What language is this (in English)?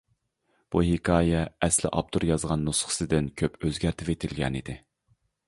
Uyghur